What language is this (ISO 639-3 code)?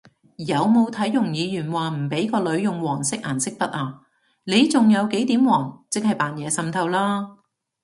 yue